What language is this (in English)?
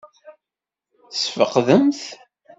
Kabyle